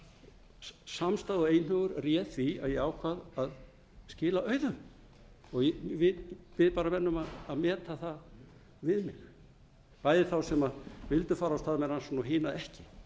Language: Icelandic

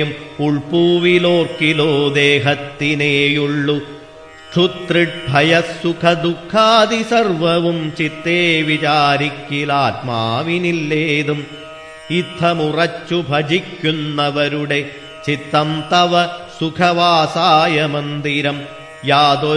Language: Malayalam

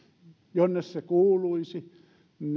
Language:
Finnish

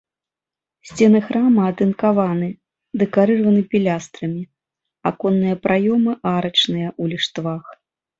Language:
Belarusian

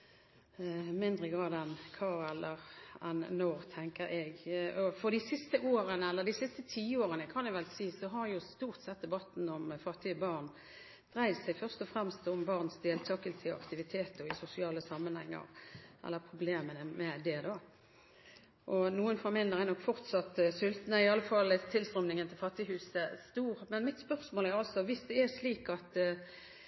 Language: Norwegian Bokmål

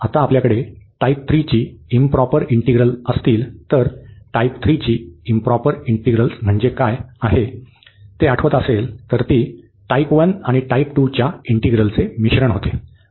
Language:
Marathi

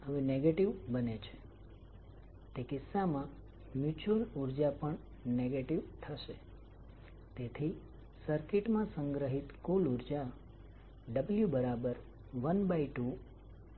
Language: Gujarati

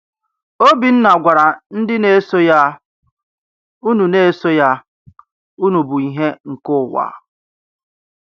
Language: Igbo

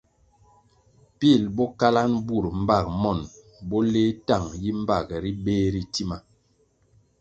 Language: Kwasio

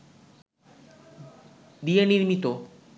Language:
Bangla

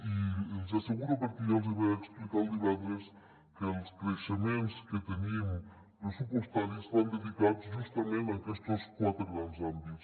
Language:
Catalan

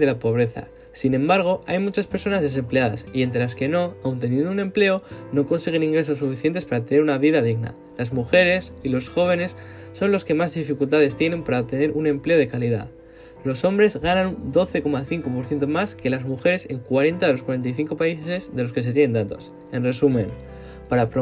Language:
Spanish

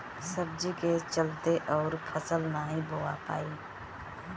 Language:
Bhojpuri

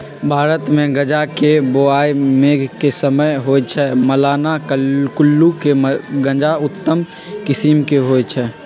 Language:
Magahi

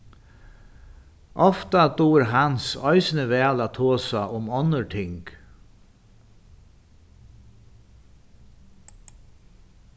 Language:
Faroese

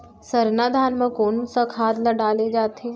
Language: Chhattisgarhi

